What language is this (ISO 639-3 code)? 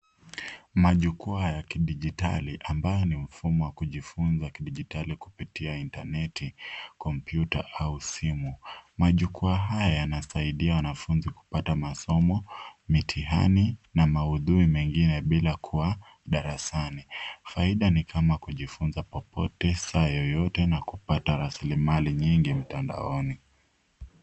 swa